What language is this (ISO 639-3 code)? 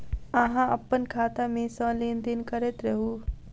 mai